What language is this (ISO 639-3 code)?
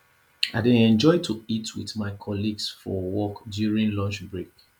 pcm